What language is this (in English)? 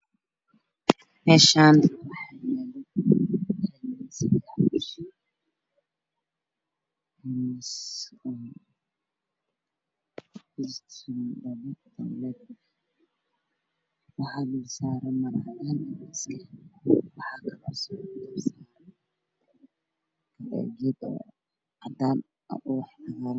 Somali